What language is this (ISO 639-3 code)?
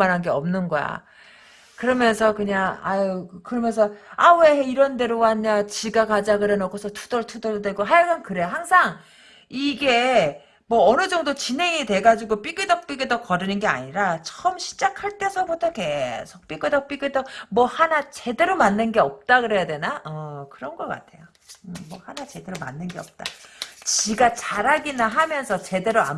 kor